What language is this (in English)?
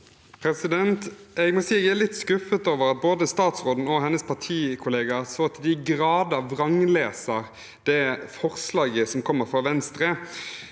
Norwegian